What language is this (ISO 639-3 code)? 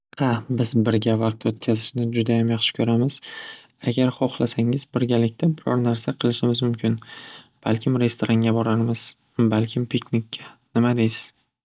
uzb